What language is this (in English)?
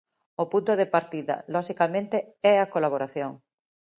Galician